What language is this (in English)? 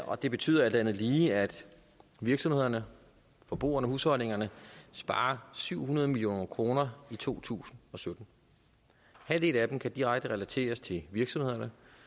Danish